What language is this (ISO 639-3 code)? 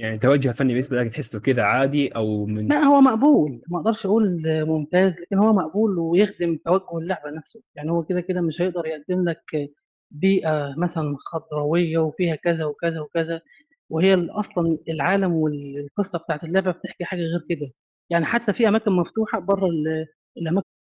ara